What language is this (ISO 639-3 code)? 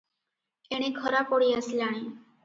ori